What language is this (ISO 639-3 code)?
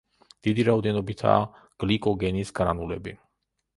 kat